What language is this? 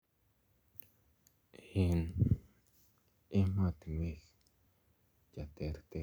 Kalenjin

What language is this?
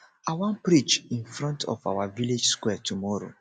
Nigerian Pidgin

